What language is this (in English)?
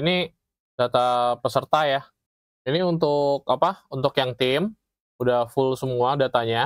Indonesian